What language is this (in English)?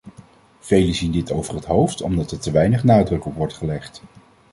Dutch